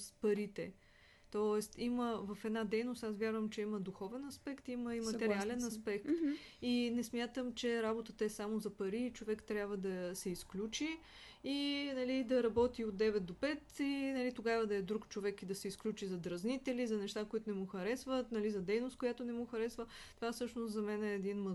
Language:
Bulgarian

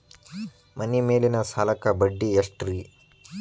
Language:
Kannada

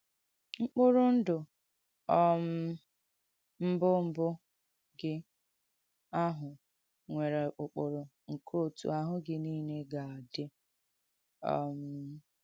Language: Igbo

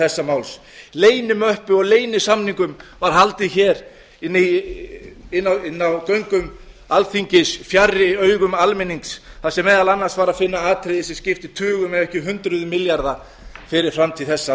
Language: Icelandic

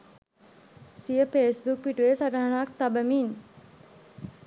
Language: Sinhala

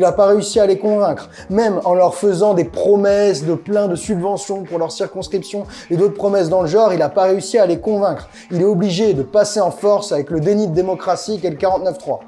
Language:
French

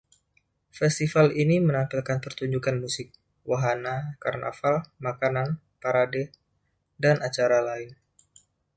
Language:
Indonesian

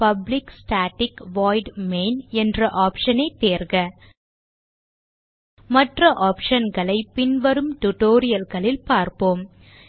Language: Tamil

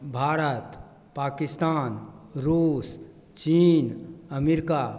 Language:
Maithili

